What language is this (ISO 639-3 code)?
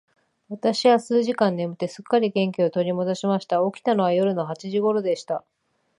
jpn